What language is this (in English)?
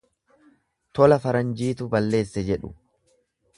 Oromo